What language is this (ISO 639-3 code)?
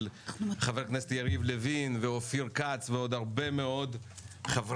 heb